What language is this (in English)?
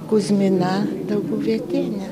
Lithuanian